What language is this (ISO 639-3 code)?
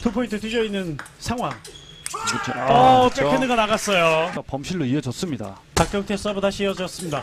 kor